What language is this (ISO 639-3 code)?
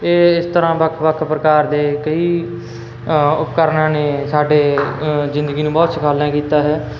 pan